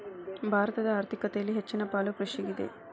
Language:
Kannada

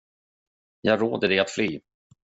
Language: Swedish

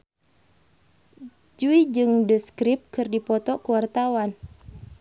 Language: Sundanese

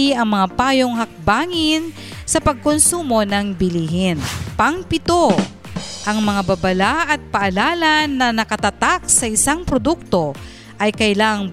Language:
Filipino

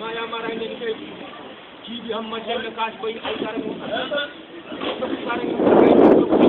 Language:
English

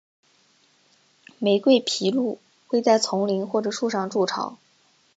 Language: Chinese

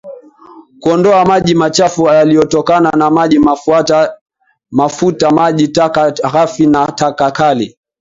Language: Swahili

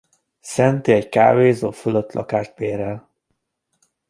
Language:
Hungarian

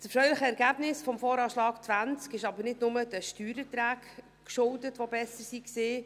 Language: Swiss German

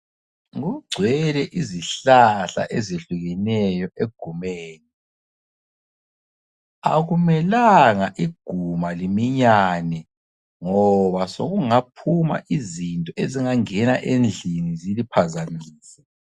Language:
North Ndebele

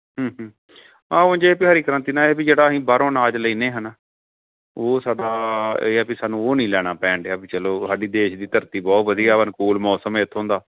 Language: Punjabi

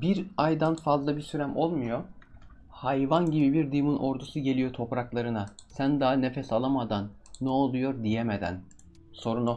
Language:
Turkish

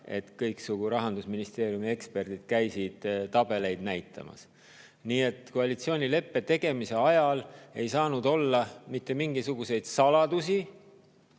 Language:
Estonian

